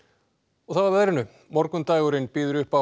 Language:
Icelandic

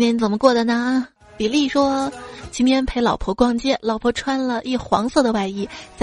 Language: Chinese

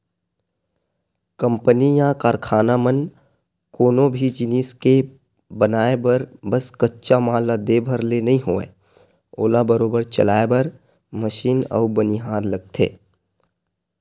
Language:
Chhattisgarhi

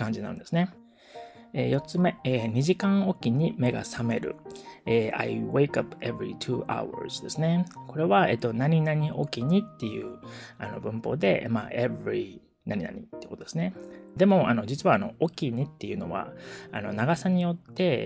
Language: Japanese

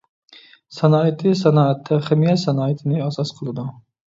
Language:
Uyghur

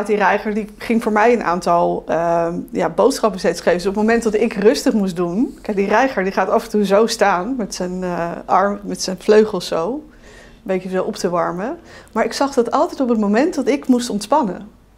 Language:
Dutch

